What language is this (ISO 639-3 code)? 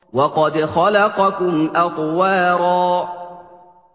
ara